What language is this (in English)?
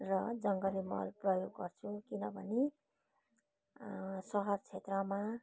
Nepali